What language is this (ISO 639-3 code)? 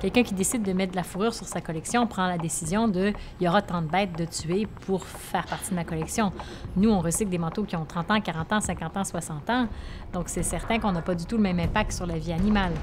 fra